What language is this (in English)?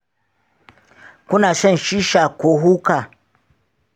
Hausa